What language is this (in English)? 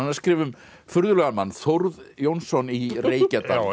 Icelandic